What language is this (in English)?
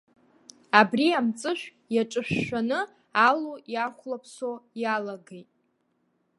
Abkhazian